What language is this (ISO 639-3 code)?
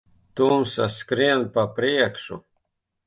lav